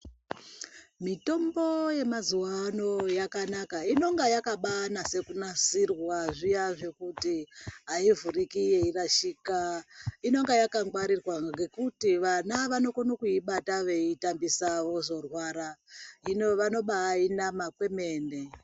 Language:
Ndau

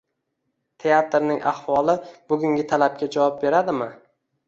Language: Uzbek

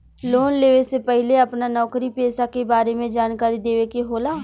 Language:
Bhojpuri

